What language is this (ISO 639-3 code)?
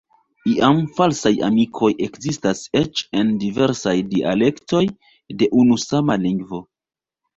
epo